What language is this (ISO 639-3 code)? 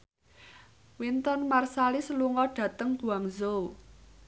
jav